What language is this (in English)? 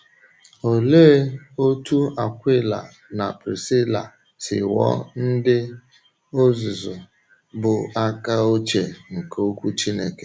Igbo